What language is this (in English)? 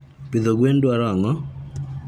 Luo (Kenya and Tanzania)